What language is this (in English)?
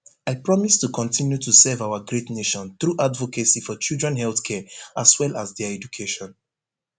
Nigerian Pidgin